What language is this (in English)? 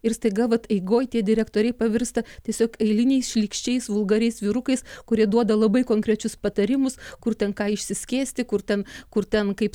Lithuanian